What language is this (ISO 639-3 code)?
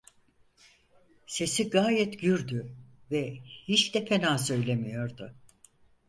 tur